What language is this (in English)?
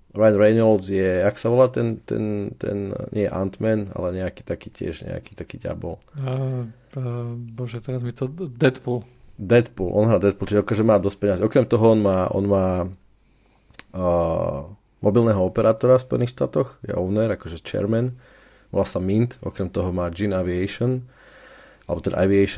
Slovak